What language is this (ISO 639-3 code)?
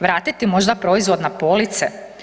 hrv